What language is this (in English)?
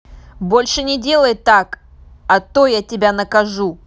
Russian